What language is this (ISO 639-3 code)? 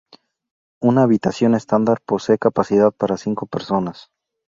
spa